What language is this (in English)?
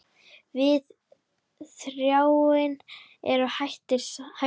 Icelandic